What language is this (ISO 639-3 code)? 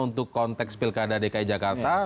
ind